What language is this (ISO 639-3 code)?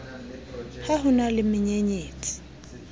sot